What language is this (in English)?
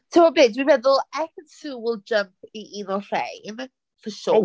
Welsh